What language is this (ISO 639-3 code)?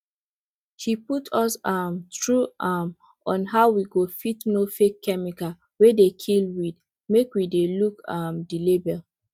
pcm